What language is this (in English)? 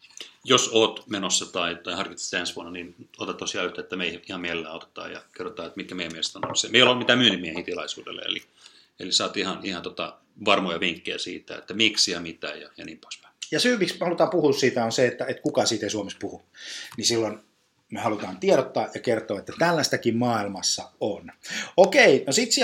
Finnish